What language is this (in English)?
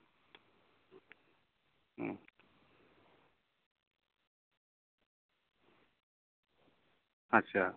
Santali